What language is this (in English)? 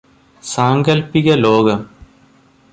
Malayalam